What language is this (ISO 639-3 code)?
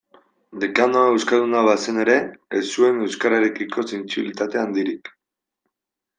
eus